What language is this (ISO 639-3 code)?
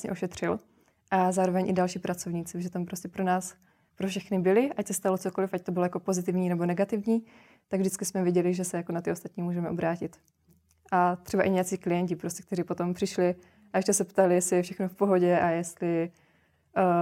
ces